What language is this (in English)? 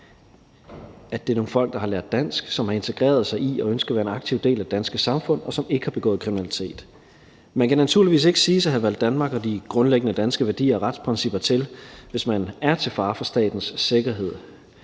Danish